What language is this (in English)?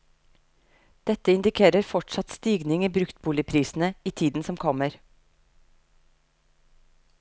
Norwegian